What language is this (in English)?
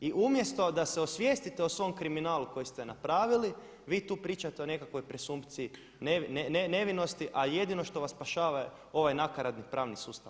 Croatian